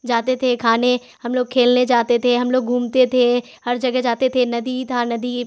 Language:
Urdu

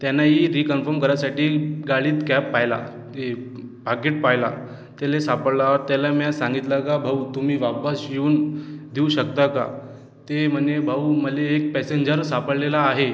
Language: Marathi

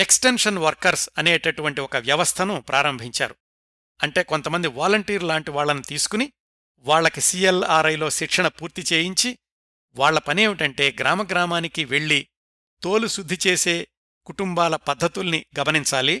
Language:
Telugu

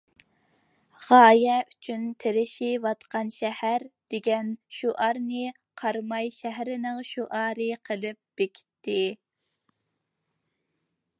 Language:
Uyghur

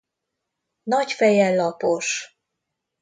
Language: Hungarian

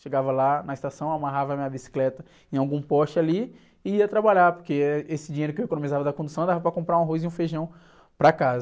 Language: Portuguese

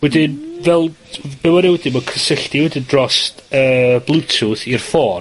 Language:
Welsh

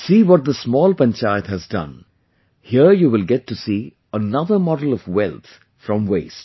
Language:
English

